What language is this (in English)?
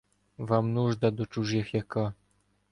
Ukrainian